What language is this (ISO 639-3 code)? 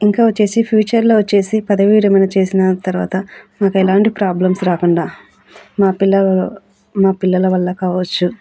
tel